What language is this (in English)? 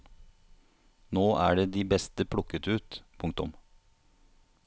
Norwegian